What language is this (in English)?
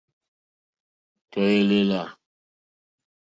Mokpwe